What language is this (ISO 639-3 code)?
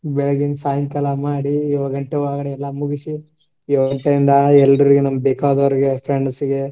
kan